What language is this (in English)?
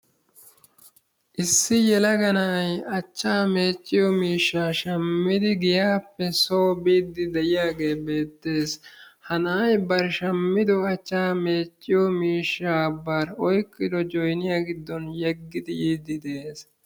Wolaytta